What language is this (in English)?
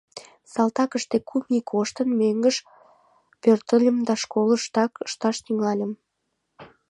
Mari